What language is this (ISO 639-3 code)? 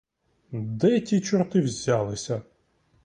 ukr